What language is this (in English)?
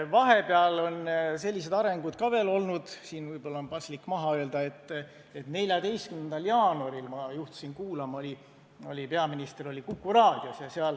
Estonian